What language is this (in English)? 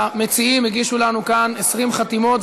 Hebrew